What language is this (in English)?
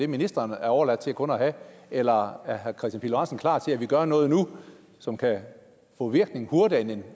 Danish